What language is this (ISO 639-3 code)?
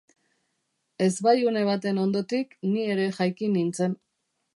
eus